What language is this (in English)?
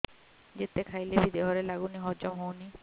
Odia